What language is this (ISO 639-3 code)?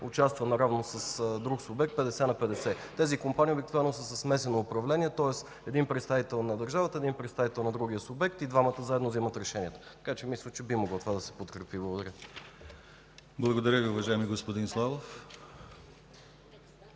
bul